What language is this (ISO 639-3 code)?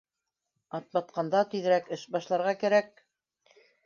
bak